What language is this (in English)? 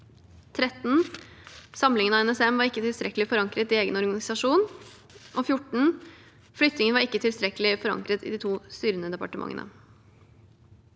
Norwegian